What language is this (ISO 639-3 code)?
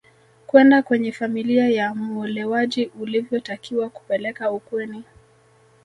swa